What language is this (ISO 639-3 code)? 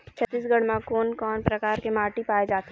hne